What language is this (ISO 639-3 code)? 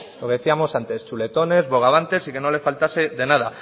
spa